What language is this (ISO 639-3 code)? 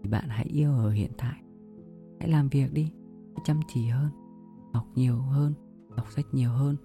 vie